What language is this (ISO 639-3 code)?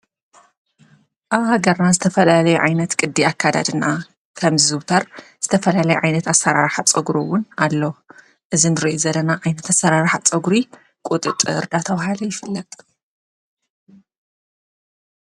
tir